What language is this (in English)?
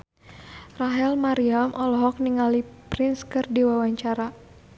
Sundanese